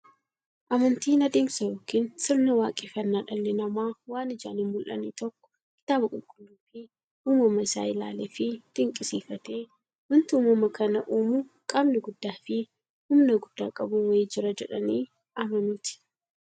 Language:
Oromo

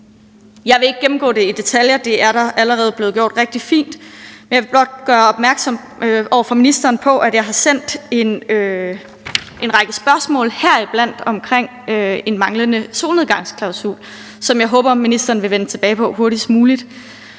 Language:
Danish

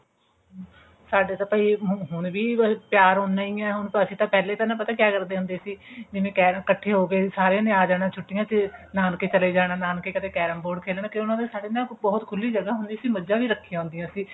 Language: Punjabi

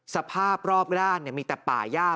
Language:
Thai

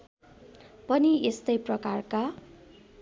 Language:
Nepali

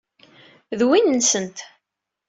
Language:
Kabyle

